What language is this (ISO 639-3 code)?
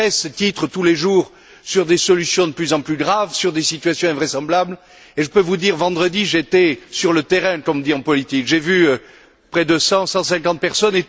fra